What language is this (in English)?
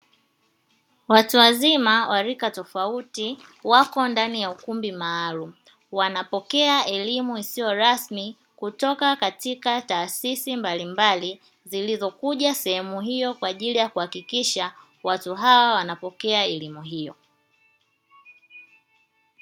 Swahili